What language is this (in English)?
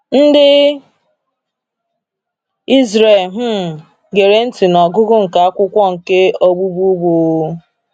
Igbo